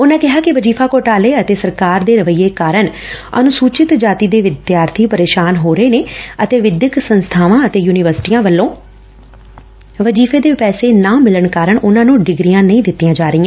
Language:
Punjabi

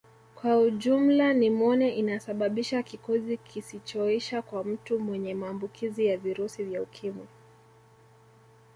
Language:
Swahili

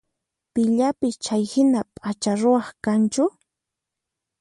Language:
Puno Quechua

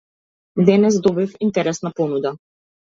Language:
Macedonian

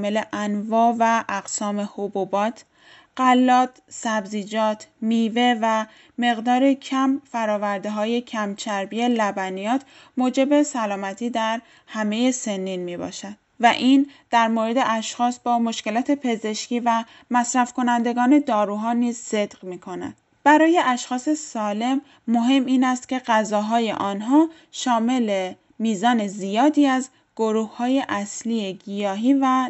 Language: Persian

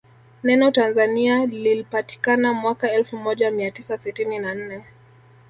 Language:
Swahili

